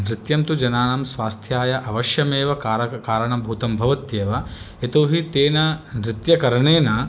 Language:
Sanskrit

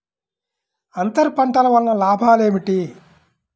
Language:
Telugu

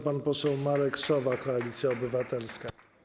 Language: Polish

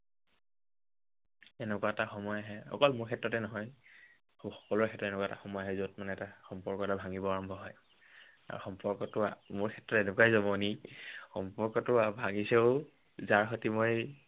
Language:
Assamese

